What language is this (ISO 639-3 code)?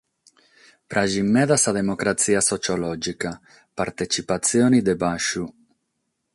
srd